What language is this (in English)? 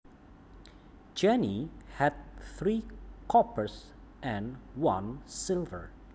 Javanese